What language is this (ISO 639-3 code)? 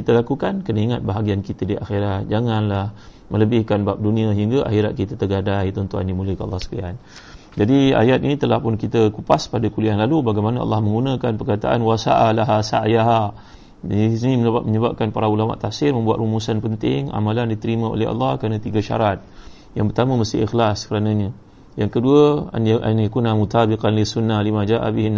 msa